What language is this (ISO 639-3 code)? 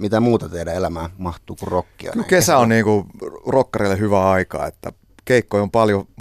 fin